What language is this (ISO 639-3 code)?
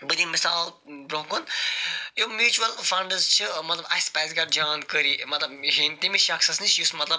kas